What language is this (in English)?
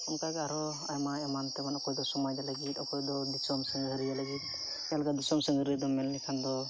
Santali